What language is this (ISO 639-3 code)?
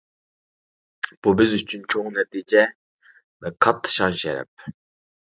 uig